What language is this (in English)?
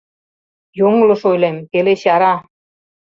Mari